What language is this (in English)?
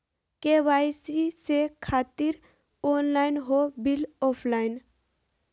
Magahi